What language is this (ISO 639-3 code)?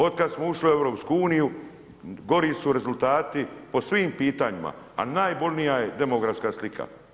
hrv